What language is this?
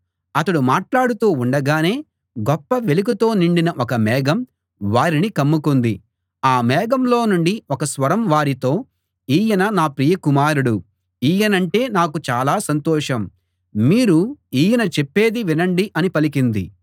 Telugu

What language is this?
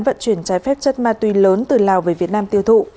Vietnamese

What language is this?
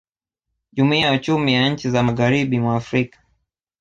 Swahili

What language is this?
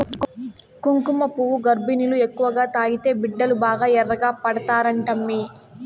Telugu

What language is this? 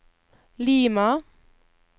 Norwegian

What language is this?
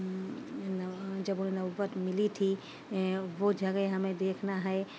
Urdu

